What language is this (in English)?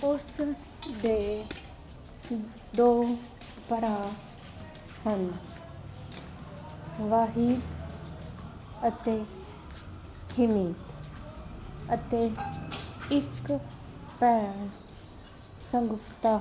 Punjabi